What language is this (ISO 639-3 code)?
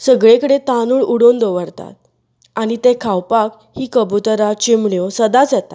kok